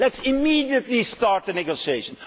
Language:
English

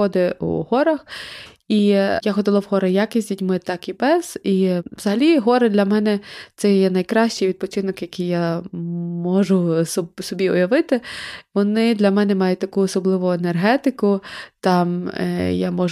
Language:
Ukrainian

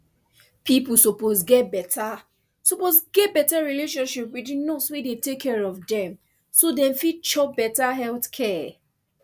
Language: Nigerian Pidgin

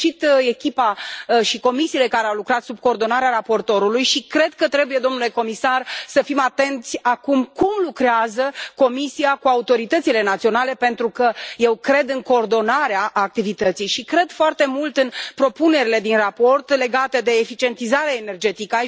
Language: Romanian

